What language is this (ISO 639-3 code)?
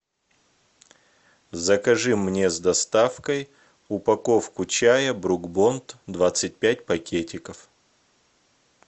rus